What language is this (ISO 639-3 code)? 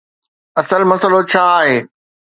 snd